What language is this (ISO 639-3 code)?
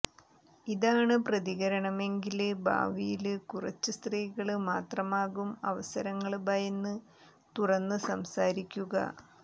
mal